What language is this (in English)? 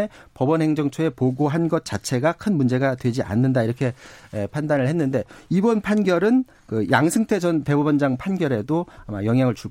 Korean